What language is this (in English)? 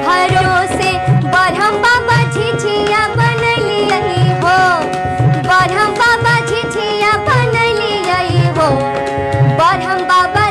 Hindi